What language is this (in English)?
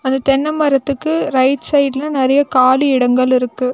Tamil